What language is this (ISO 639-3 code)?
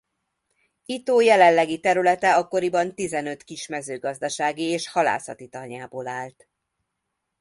hun